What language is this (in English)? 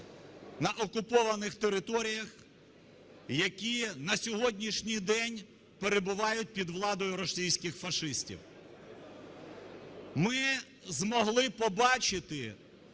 Ukrainian